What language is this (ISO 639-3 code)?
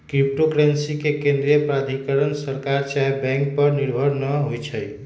mag